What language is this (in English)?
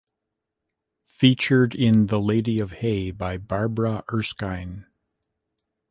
English